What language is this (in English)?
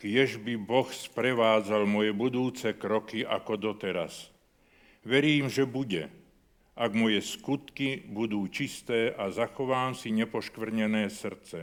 Slovak